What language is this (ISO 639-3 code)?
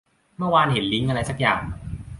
tha